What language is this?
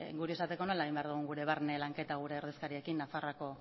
Basque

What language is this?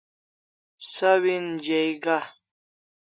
Kalasha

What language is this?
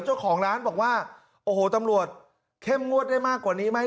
Thai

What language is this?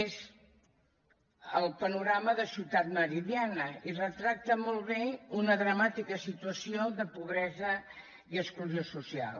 Catalan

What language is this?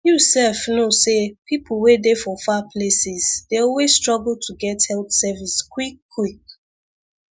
Nigerian Pidgin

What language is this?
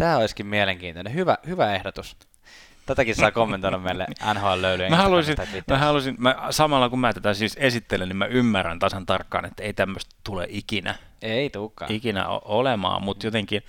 Finnish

